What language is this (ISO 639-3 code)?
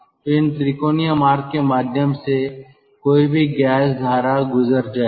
hin